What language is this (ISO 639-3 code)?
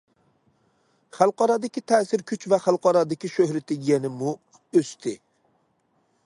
uig